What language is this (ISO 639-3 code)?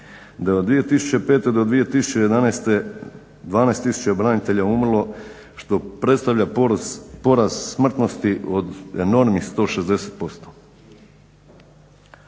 hrv